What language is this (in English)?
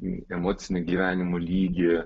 Lithuanian